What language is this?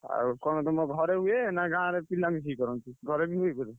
Odia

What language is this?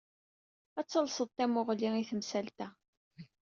Kabyle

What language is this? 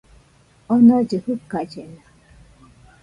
Nüpode Huitoto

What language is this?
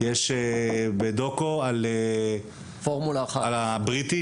Hebrew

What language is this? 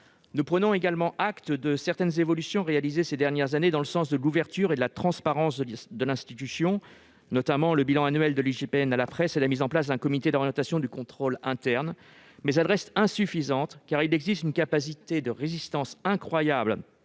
French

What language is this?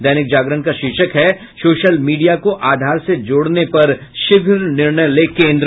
Hindi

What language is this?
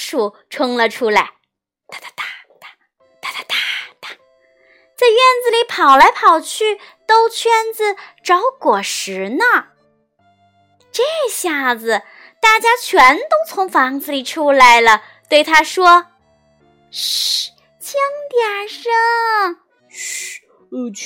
Chinese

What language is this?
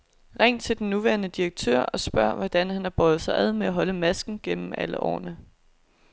Danish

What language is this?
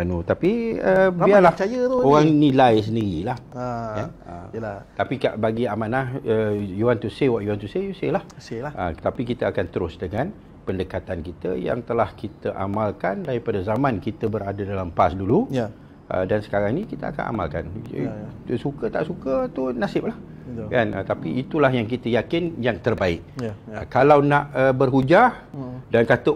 Malay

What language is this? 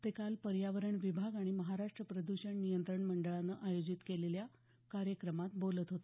Marathi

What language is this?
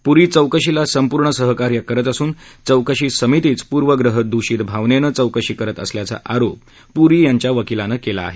Marathi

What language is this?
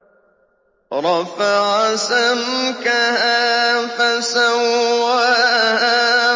Arabic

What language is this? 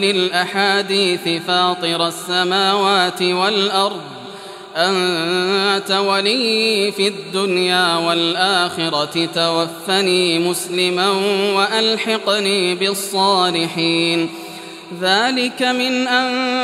Arabic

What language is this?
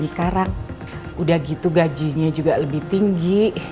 Indonesian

